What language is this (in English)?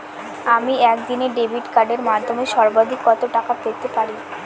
Bangla